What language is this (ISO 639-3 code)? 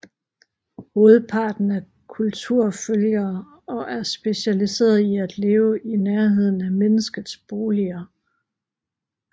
dan